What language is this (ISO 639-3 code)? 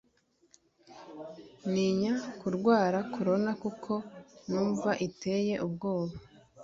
kin